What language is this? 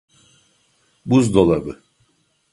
Turkish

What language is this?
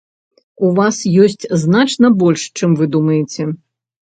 Belarusian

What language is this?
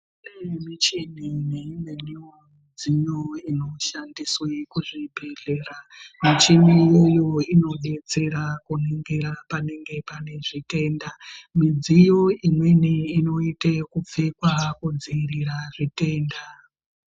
Ndau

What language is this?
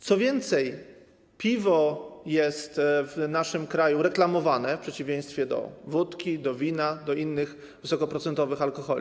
Polish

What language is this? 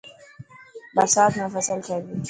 Dhatki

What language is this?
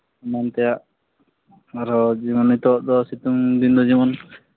Santali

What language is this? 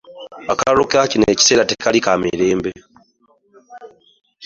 Ganda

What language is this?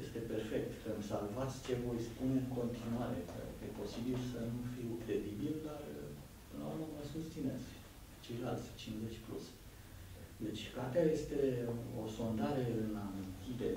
Romanian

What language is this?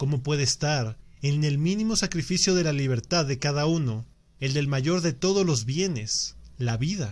Spanish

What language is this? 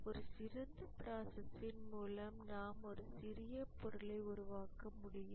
Tamil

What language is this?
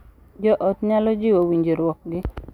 Luo (Kenya and Tanzania)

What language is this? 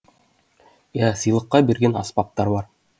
Kazakh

